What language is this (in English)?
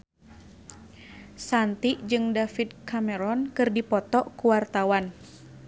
Sundanese